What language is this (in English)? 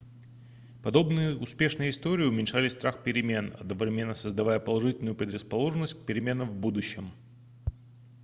Russian